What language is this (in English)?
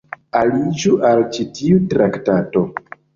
Esperanto